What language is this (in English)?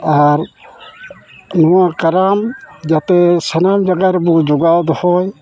Santali